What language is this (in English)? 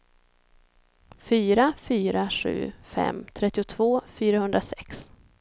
Swedish